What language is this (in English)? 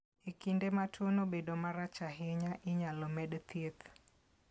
Luo (Kenya and Tanzania)